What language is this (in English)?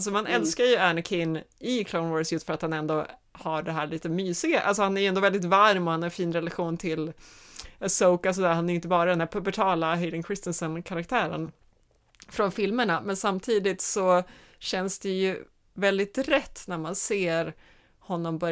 Swedish